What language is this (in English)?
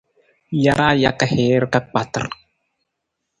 Nawdm